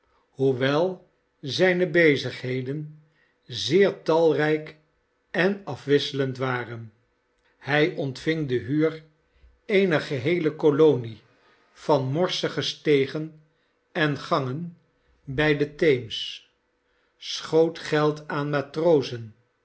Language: Dutch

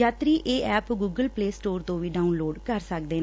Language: Punjabi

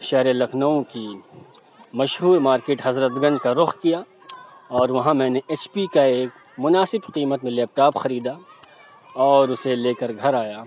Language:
Urdu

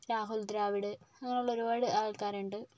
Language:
Malayalam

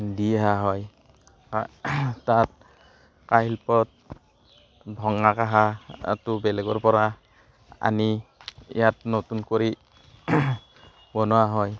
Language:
Assamese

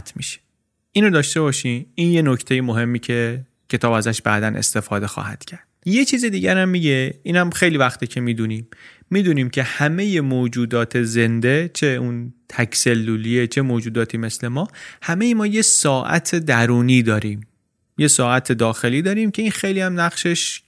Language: Persian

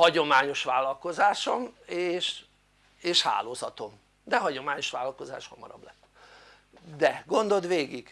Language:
Hungarian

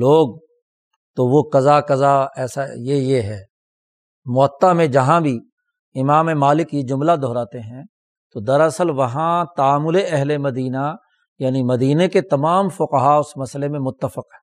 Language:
Urdu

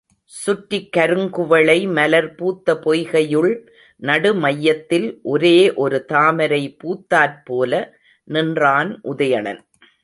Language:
Tamil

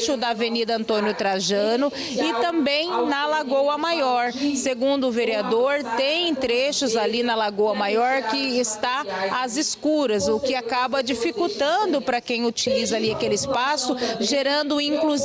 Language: Portuguese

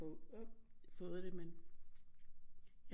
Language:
Danish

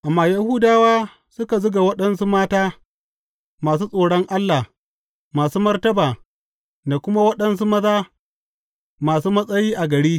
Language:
Hausa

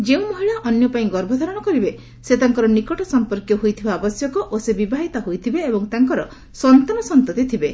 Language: Odia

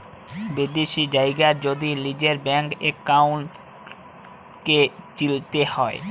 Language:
Bangla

